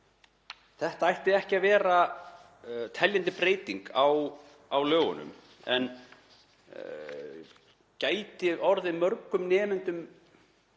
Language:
Icelandic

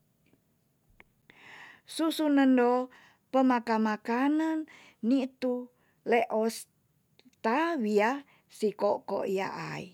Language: Tonsea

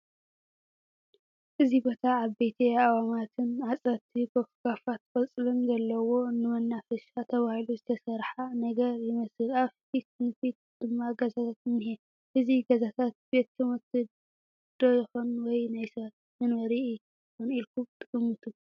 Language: Tigrinya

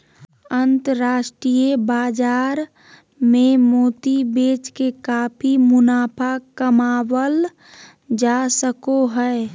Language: Magahi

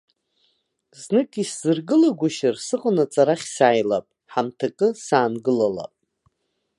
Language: Abkhazian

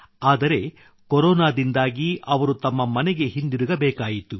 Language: Kannada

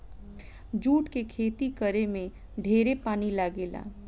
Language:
Bhojpuri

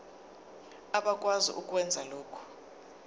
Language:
Zulu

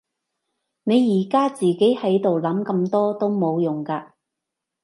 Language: Cantonese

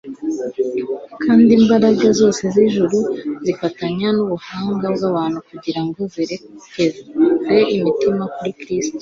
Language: Kinyarwanda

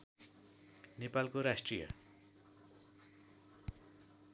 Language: Nepali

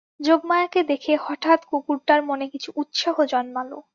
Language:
Bangla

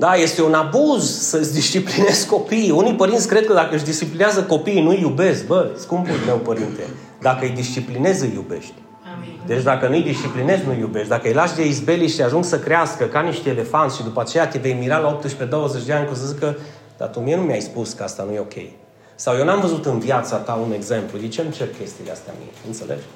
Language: Romanian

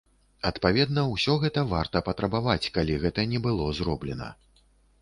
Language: Belarusian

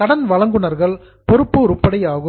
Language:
Tamil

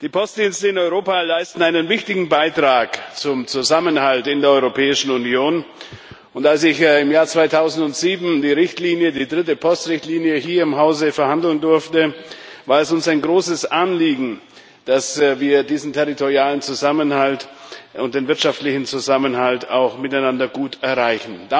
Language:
German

